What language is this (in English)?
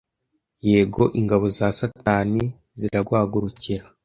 Kinyarwanda